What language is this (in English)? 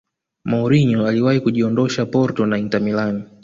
Swahili